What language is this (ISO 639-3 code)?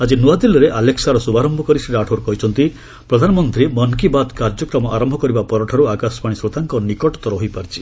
ori